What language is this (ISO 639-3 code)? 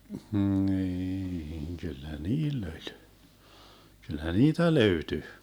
fin